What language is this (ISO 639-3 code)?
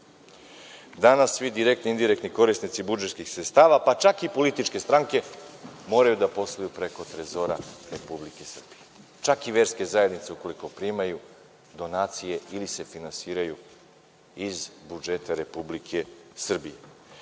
srp